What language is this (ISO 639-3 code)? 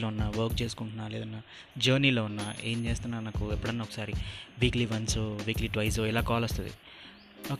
tel